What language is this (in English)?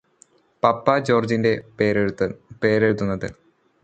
Malayalam